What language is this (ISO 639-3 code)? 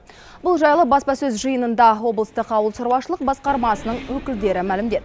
kaz